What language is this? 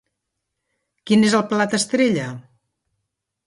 Catalan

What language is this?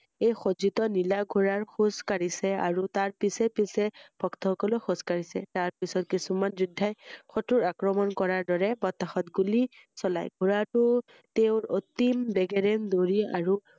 Assamese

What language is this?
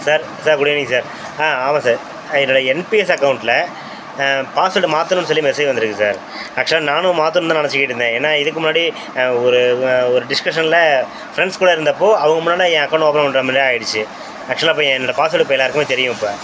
Tamil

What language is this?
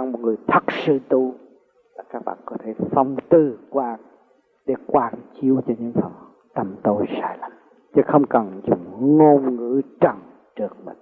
Vietnamese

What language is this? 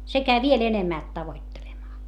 Finnish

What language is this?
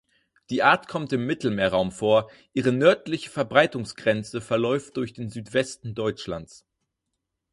German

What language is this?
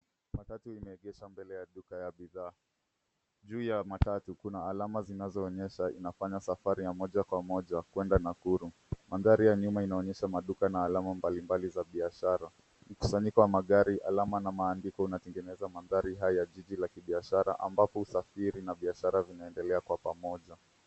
Swahili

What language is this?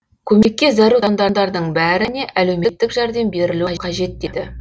Kazakh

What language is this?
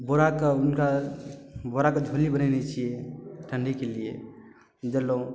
Maithili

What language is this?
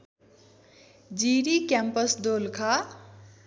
Nepali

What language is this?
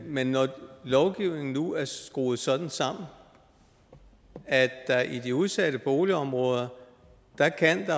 Danish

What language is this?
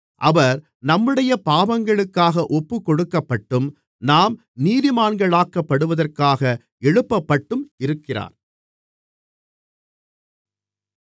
Tamil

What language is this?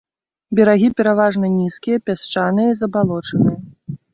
Belarusian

